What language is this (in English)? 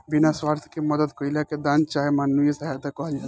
Bhojpuri